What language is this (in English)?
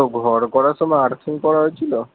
Bangla